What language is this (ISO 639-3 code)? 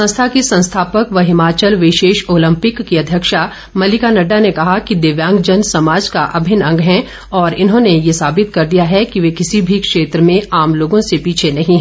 hin